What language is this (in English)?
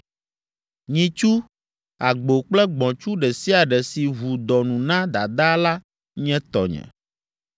Ewe